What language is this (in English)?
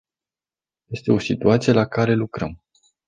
Romanian